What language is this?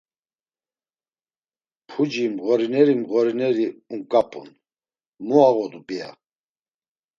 Laz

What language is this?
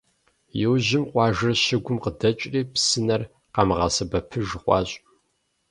Kabardian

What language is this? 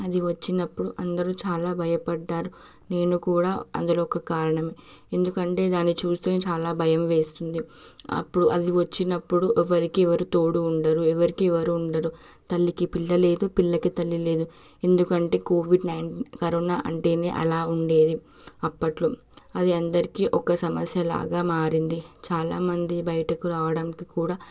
Telugu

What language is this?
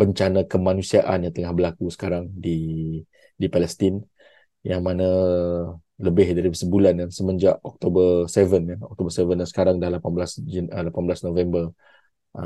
Malay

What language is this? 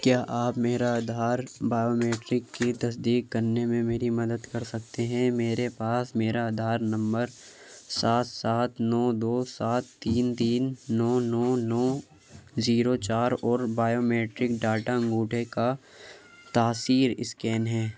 Urdu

